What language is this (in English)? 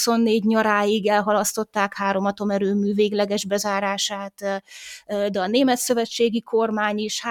Hungarian